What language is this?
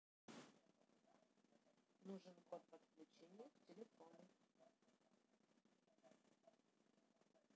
Russian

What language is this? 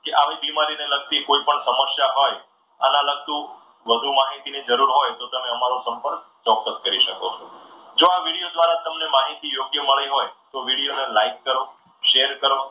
Gujarati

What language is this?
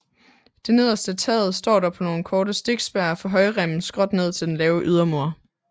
Danish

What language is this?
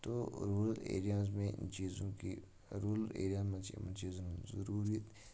Kashmiri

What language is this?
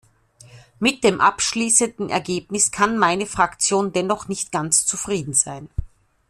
German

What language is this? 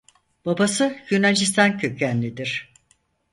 Turkish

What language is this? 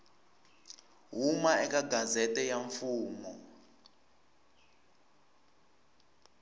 Tsonga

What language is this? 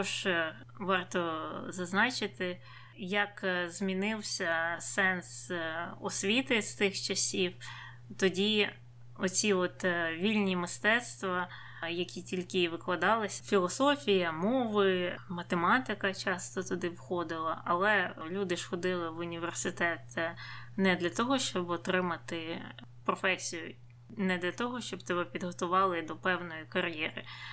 Ukrainian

